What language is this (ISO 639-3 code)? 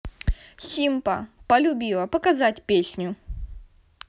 rus